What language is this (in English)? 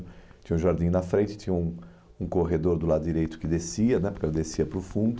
Portuguese